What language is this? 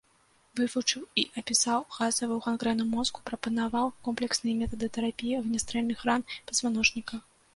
Belarusian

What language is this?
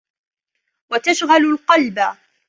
Arabic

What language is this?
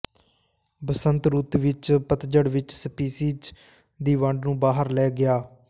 Punjabi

